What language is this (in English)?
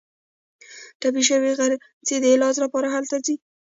Pashto